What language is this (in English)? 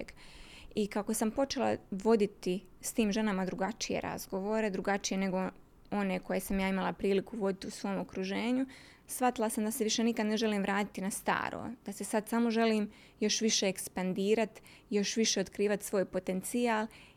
Croatian